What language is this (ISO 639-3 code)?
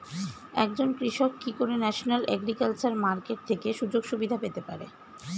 ben